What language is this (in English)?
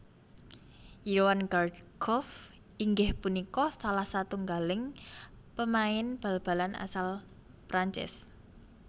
Javanese